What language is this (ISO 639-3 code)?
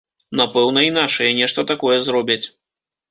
bel